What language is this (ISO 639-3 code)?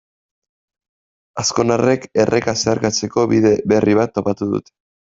eus